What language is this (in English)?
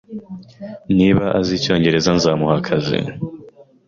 Kinyarwanda